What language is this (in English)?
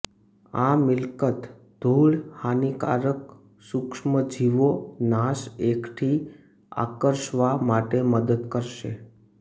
Gujarati